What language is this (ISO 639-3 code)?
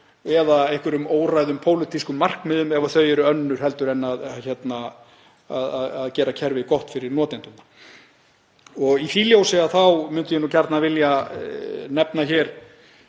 isl